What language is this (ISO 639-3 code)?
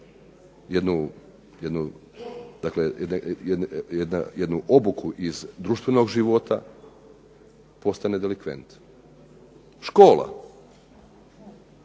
hrv